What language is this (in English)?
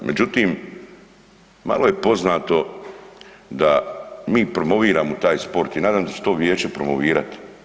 Croatian